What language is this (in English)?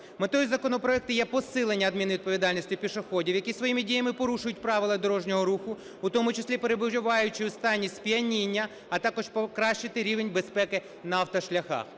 Ukrainian